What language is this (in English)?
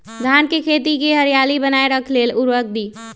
Magahi